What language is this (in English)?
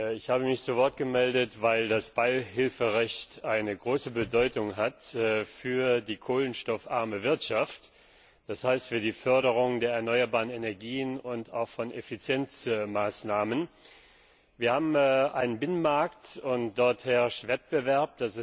German